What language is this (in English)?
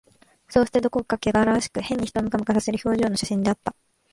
Japanese